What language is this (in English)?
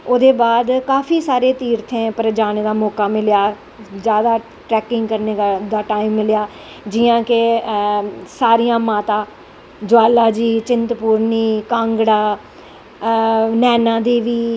Dogri